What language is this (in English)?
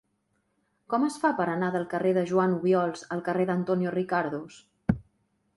Catalan